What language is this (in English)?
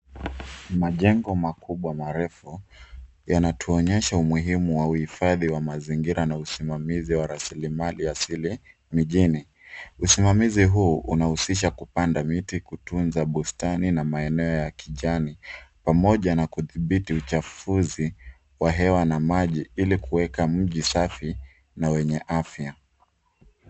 Swahili